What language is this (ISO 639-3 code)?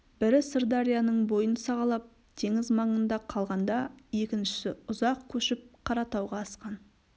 kaz